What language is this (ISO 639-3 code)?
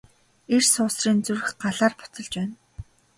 mon